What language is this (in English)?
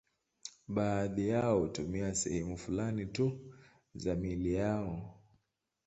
Swahili